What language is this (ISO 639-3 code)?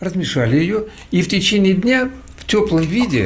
rus